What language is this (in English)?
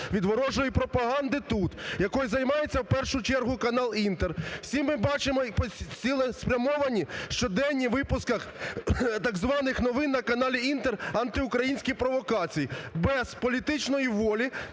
Ukrainian